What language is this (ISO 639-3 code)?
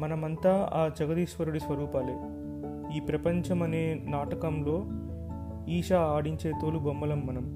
tel